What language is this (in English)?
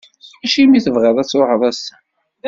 Kabyle